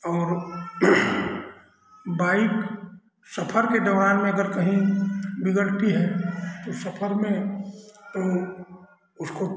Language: Hindi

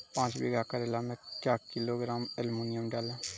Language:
Maithili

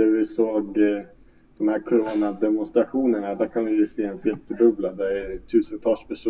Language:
Swedish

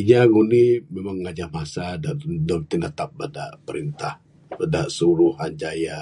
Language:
Bukar-Sadung Bidayuh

